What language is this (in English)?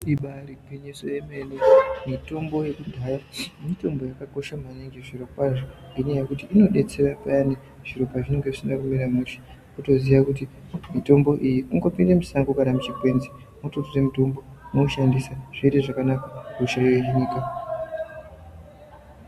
Ndau